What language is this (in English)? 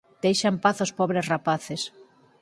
Galician